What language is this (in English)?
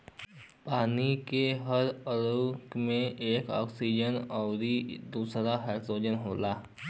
Bhojpuri